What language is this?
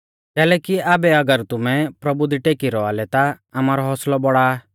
Mahasu Pahari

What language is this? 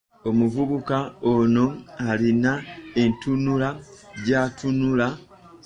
Ganda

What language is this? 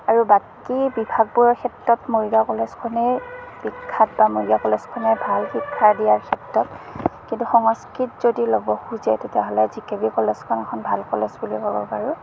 Assamese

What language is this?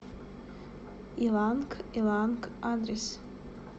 Russian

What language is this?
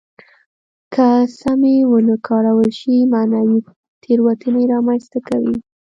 Pashto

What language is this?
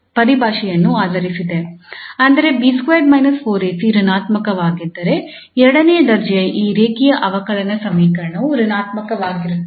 Kannada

